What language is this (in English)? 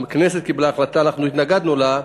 Hebrew